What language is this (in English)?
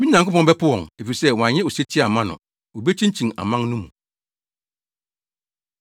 Akan